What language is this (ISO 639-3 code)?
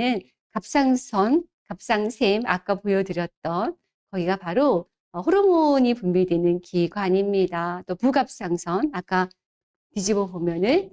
kor